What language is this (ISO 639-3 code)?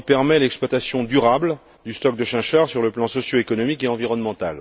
fra